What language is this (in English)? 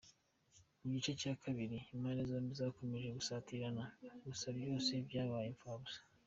Kinyarwanda